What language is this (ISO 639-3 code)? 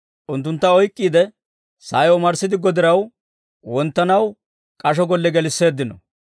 dwr